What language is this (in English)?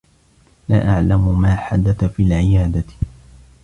Arabic